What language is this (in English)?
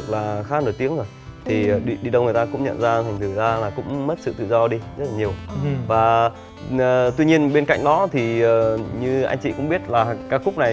Vietnamese